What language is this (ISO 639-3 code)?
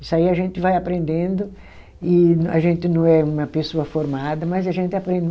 por